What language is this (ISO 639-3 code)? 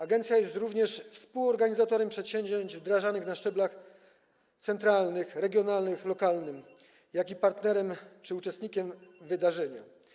pol